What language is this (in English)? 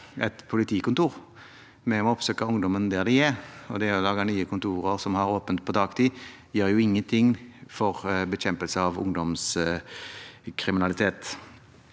Norwegian